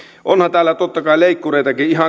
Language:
Finnish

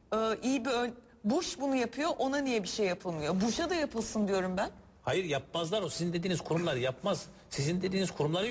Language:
Turkish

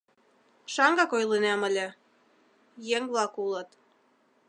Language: Mari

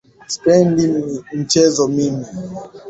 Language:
Swahili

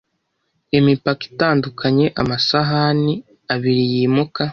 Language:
Kinyarwanda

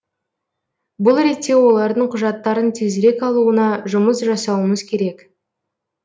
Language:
Kazakh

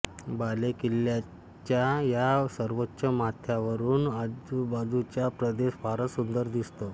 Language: Marathi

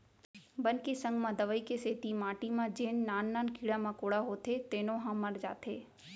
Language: Chhattisgarhi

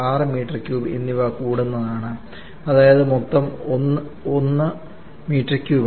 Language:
Malayalam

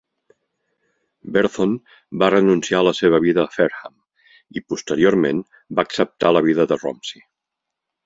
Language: Catalan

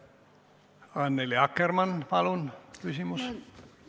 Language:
Estonian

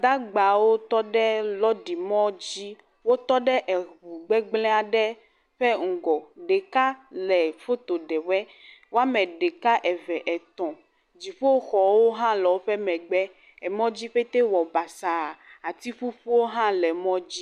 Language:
Ewe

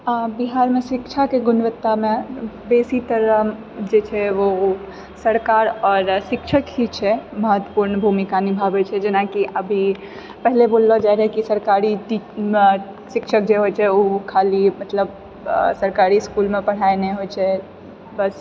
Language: Maithili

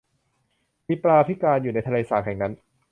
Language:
Thai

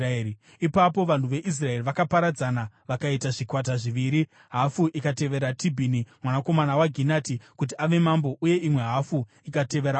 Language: Shona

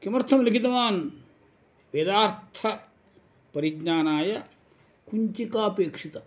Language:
Sanskrit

